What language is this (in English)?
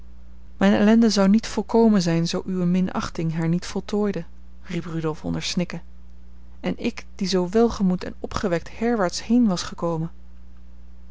Dutch